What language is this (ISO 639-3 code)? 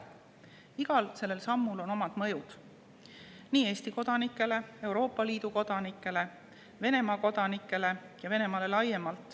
est